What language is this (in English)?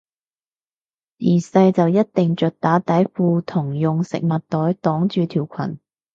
Cantonese